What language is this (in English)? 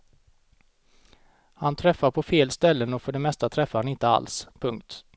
Swedish